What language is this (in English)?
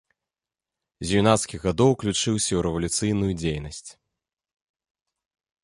Belarusian